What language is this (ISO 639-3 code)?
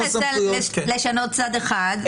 heb